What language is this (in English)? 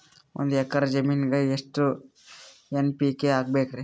Kannada